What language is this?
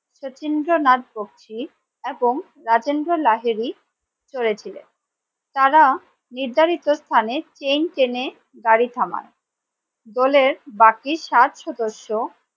Bangla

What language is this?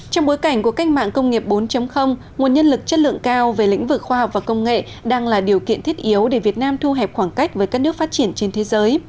Vietnamese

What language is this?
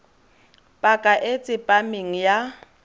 Tswana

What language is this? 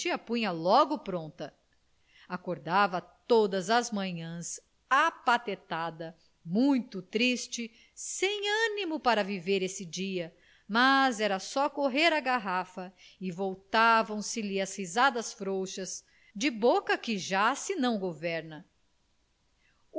Portuguese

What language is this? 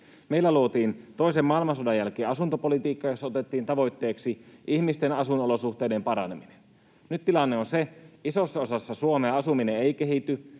Finnish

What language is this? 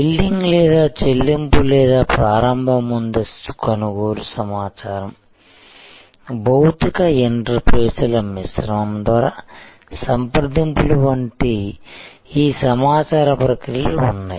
Telugu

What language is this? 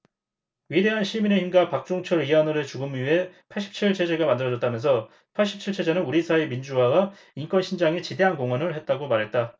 Korean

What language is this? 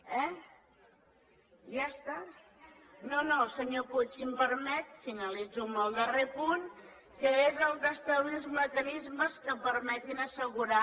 Catalan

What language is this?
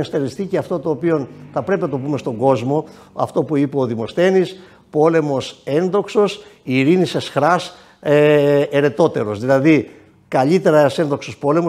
Greek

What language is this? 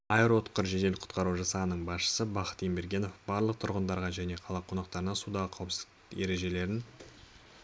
Kazakh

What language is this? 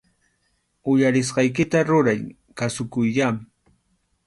Arequipa-La Unión Quechua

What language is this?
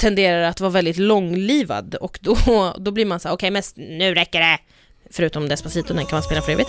Swedish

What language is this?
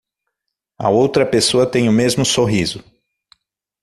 Portuguese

